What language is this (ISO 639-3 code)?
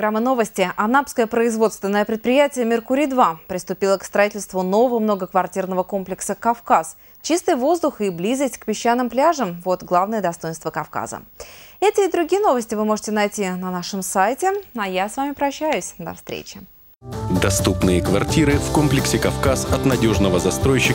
rus